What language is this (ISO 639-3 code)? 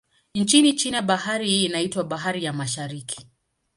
swa